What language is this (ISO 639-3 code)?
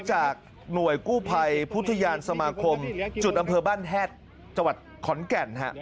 tha